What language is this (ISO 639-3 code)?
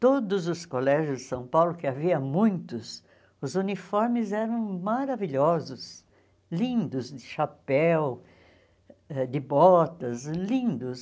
por